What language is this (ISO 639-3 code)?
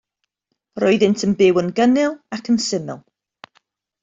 cym